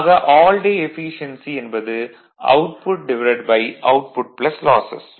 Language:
Tamil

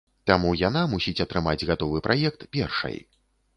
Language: Belarusian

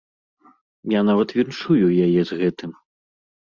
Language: Belarusian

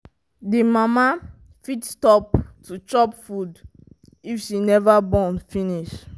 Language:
Nigerian Pidgin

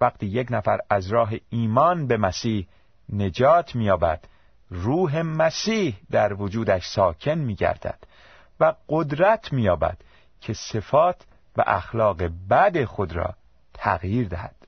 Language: Persian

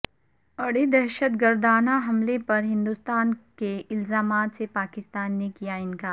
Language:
Urdu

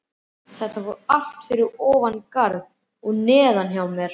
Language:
Icelandic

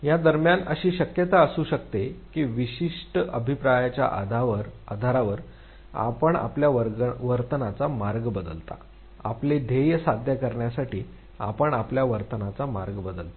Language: Marathi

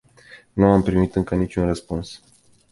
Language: Romanian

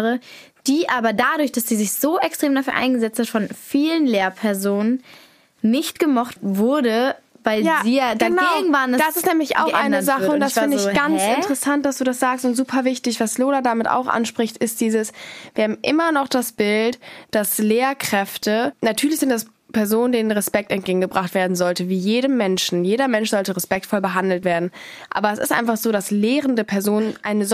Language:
German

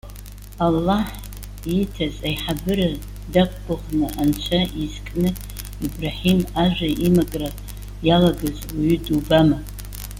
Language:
Abkhazian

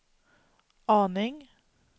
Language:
Swedish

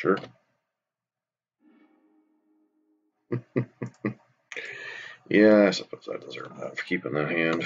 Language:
English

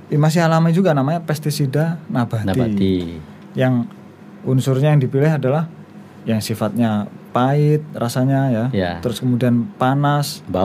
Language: Indonesian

